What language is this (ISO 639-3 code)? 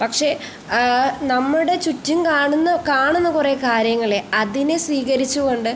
mal